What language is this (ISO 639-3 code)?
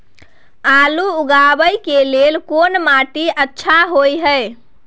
mai